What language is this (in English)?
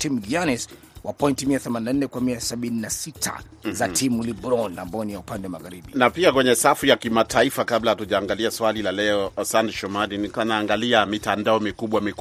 Swahili